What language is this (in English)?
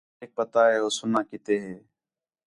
Khetrani